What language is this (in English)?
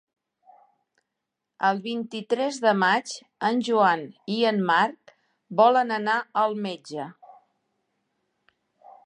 Catalan